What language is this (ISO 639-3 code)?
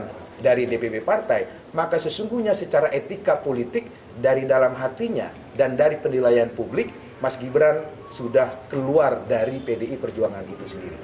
ind